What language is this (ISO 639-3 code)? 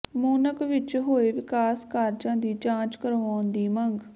pan